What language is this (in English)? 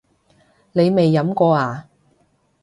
Cantonese